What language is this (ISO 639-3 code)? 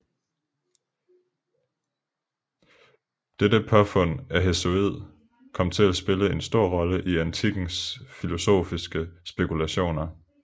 dan